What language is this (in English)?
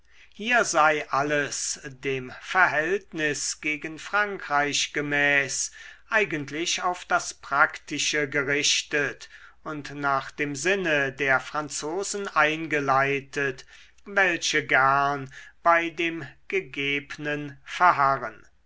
German